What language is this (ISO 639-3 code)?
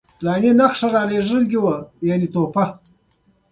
pus